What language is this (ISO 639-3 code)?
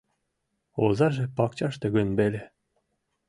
chm